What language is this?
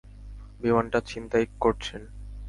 Bangla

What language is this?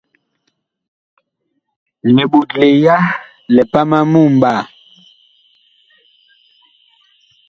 Bakoko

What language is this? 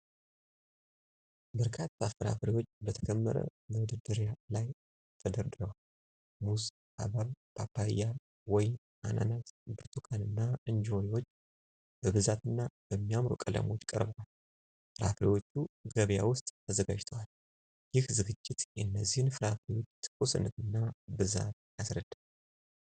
Amharic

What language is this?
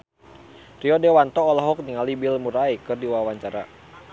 Sundanese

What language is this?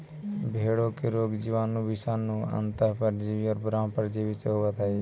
Magahi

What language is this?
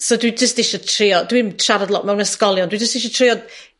Welsh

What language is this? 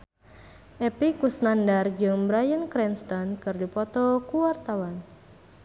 Sundanese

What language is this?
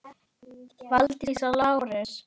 Icelandic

